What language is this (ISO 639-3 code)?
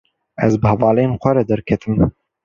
kur